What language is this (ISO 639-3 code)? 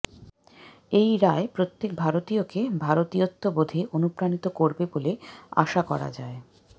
ben